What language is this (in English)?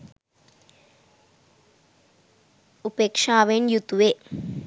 Sinhala